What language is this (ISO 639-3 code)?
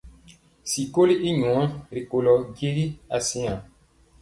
mcx